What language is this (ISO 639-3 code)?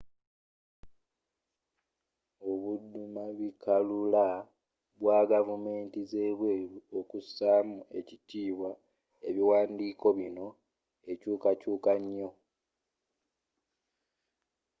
lug